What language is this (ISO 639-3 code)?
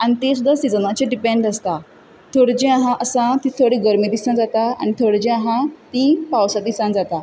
kok